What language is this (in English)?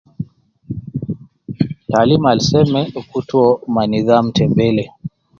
Nubi